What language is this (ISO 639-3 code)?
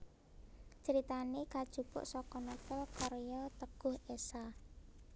jav